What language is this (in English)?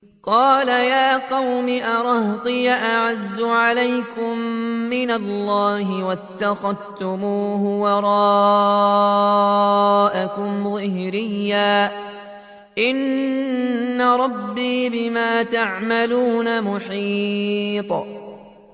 Arabic